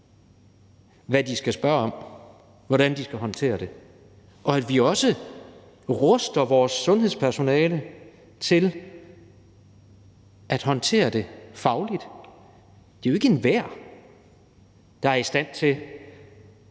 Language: Danish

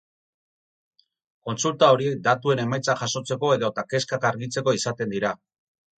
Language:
Basque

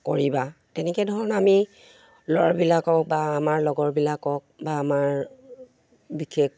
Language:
Assamese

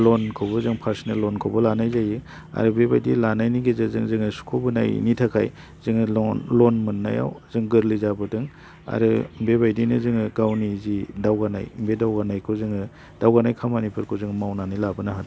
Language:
Bodo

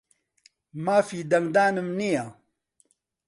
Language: Central Kurdish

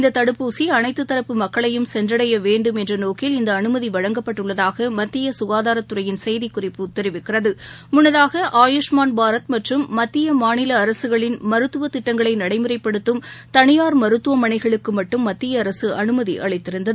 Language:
Tamil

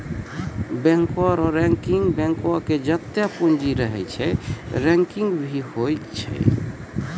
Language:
Maithili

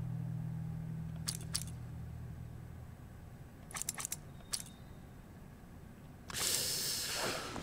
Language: Korean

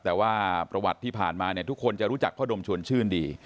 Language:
Thai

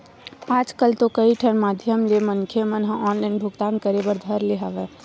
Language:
Chhattisgarhi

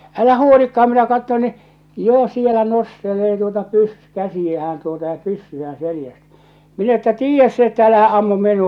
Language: Finnish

